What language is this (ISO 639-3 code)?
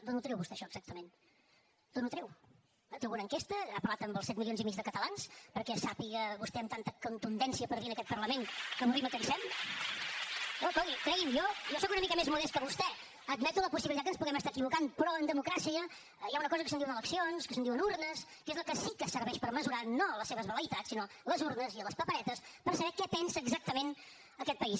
cat